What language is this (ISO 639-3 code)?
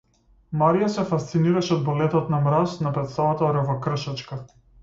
mkd